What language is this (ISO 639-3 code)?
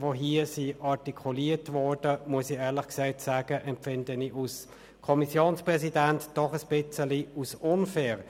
gsw